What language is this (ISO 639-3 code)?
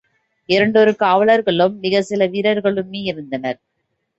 tam